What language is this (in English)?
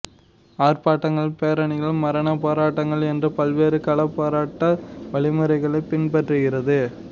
Tamil